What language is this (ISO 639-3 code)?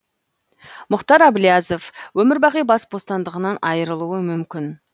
kaz